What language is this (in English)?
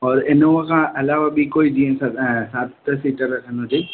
Sindhi